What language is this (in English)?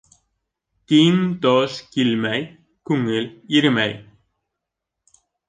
Bashkir